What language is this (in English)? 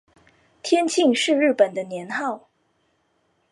Chinese